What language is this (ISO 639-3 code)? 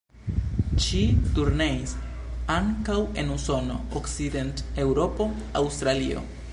epo